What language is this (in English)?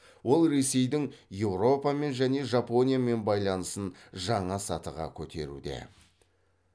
Kazakh